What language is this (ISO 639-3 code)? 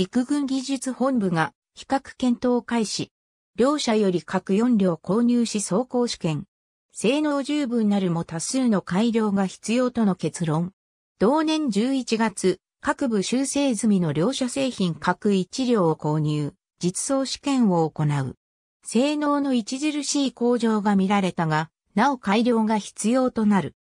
jpn